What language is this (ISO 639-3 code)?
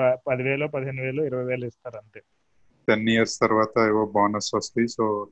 tel